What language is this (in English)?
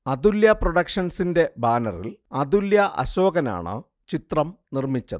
Malayalam